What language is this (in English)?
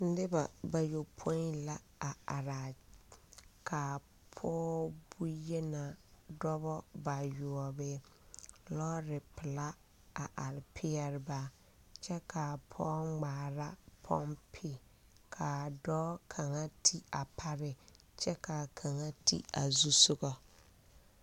Southern Dagaare